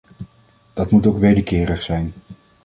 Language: Dutch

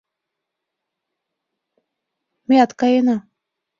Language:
Mari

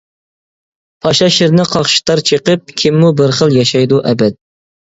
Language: Uyghur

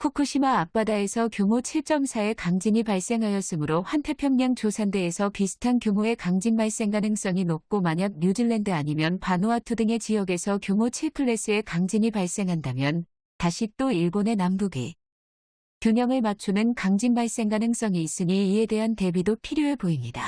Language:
Korean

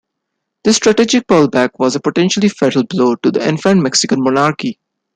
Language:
English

